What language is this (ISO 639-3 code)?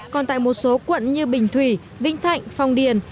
vie